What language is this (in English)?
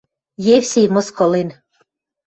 Western Mari